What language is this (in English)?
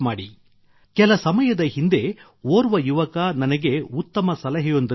Kannada